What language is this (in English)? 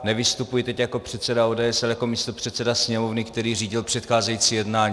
Czech